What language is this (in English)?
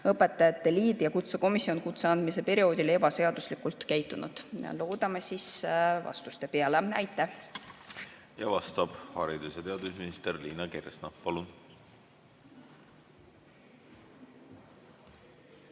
Estonian